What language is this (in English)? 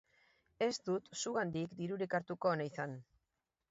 Basque